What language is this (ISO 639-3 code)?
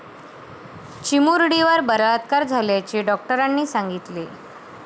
mar